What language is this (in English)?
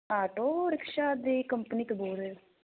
Punjabi